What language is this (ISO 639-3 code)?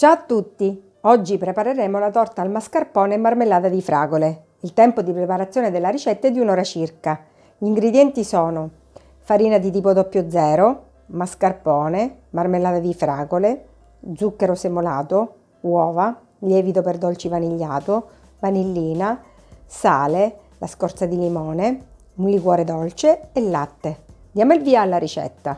ita